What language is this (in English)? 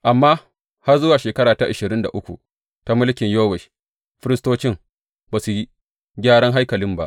Hausa